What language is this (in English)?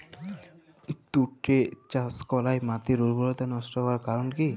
Bangla